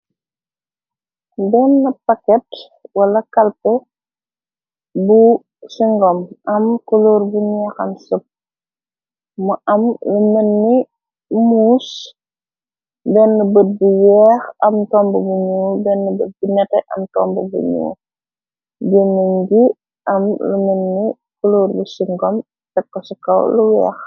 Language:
Wolof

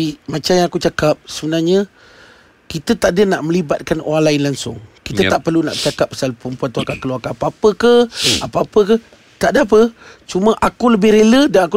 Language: Malay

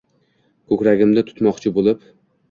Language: Uzbek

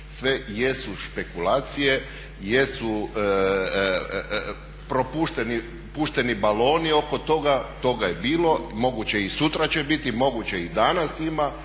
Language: Croatian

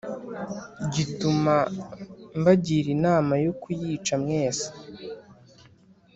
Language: Kinyarwanda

